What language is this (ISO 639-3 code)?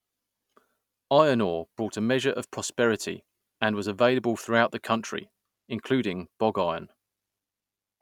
eng